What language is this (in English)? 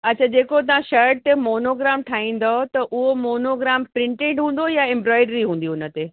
Sindhi